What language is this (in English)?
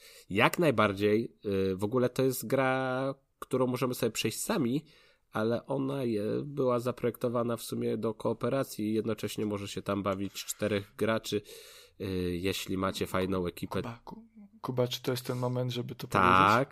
Polish